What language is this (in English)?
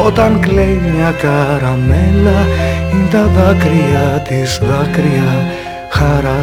Greek